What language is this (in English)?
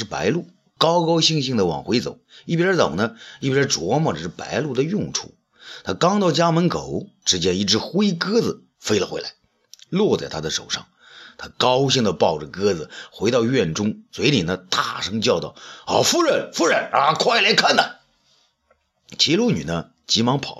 Chinese